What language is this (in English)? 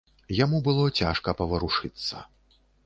Belarusian